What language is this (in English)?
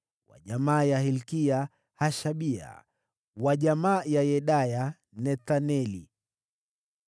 Swahili